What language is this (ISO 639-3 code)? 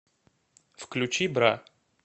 rus